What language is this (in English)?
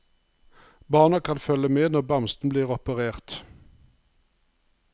Norwegian